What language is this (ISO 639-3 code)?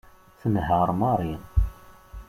kab